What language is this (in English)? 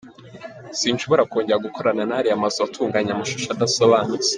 Kinyarwanda